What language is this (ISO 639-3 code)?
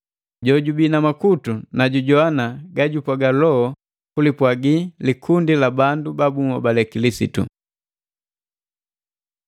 mgv